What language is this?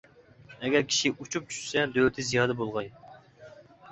Uyghur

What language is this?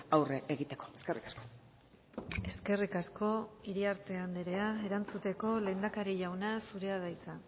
Basque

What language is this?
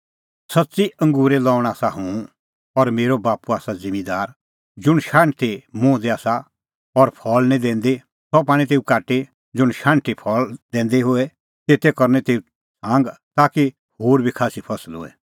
Kullu Pahari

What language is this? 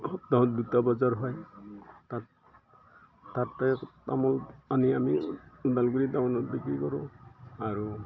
Assamese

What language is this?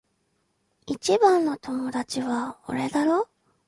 Japanese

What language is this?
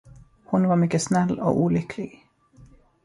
Swedish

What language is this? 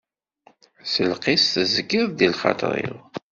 Kabyle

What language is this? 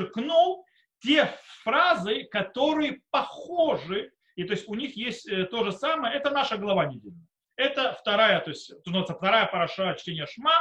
Russian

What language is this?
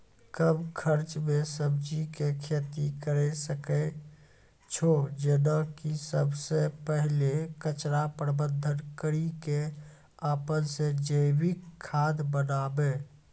Maithili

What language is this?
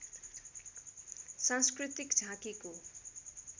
Nepali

